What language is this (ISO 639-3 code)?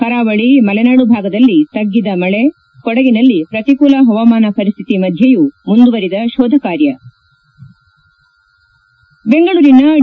kan